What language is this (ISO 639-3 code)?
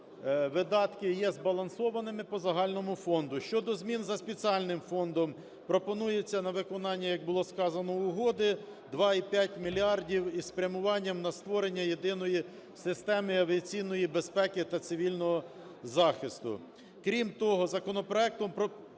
ukr